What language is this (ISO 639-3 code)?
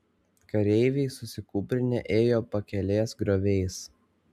lit